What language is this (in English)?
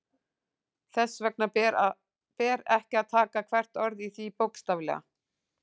Icelandic